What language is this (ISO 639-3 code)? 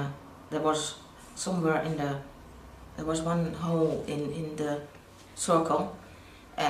eng